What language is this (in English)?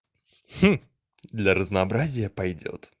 Russian